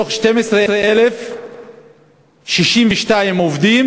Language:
Hebrew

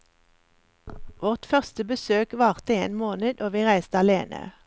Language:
Norwegian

